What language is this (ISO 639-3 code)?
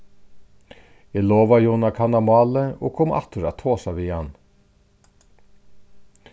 fao